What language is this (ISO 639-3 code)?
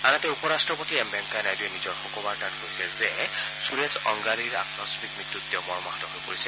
asm